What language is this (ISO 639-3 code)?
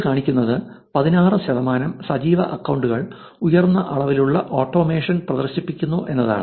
mal